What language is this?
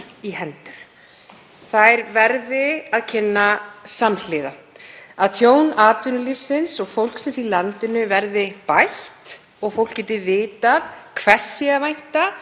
Icelandic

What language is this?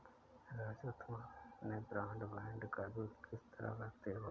Hindi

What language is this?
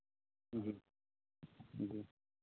Hindi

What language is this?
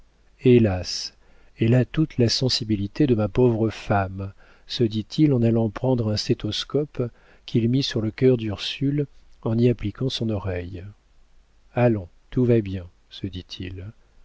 French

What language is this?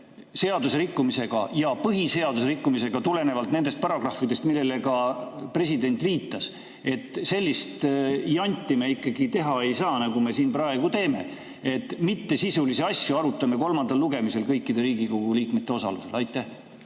Estonian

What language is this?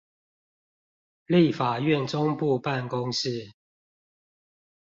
Chinese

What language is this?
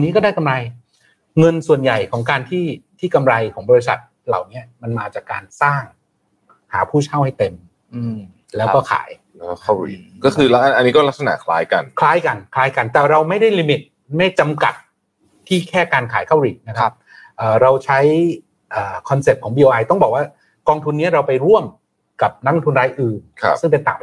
Thai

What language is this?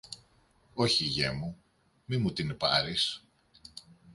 Greek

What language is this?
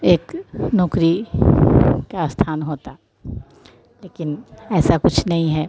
Hindi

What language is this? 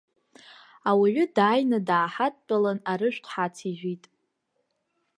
Abkhazian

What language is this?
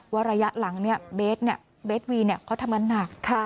Thai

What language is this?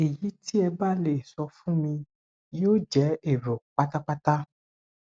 Yoruba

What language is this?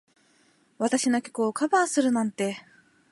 Japanese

